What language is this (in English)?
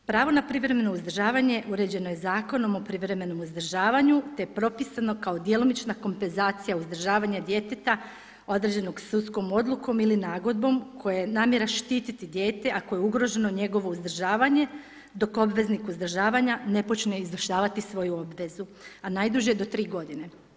Croatian